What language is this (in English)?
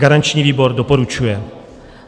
Czech